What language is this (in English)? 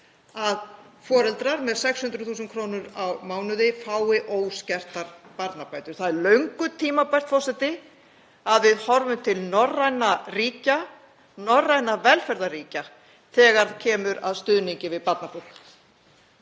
Icelandic